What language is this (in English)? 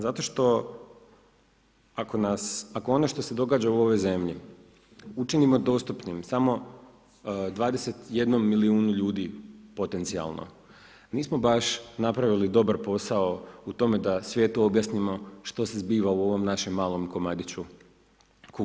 Croatian